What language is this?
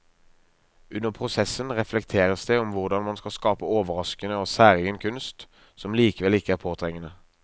Norwegian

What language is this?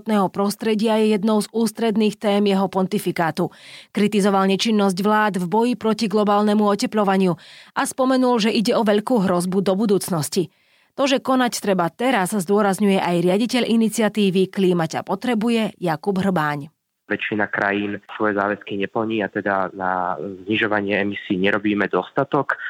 Slovak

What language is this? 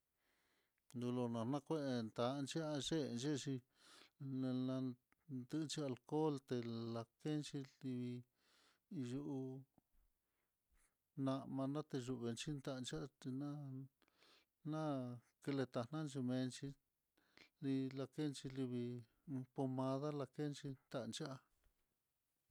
Mitlatongo Mixtec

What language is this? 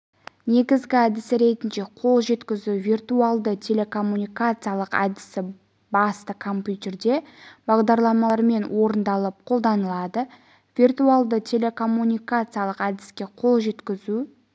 Kazakh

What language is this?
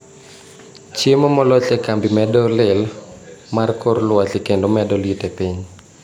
Luo (Kenya and Tanzania)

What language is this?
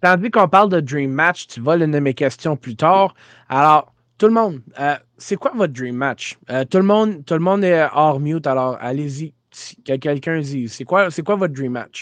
French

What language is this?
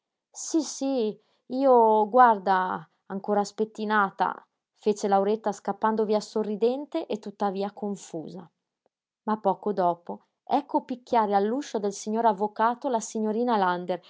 Italian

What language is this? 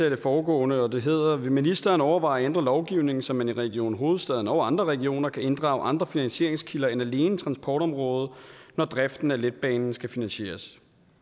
Danish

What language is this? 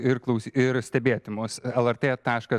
Lithuanian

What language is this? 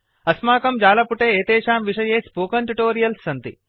Sanskrit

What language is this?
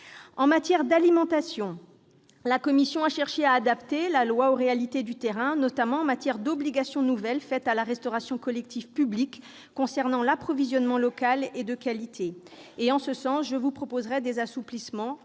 French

